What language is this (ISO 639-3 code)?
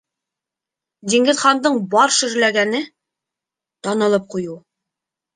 bak